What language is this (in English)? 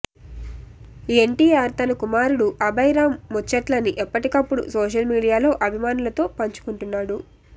Telugu